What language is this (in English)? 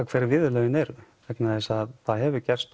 Icelandic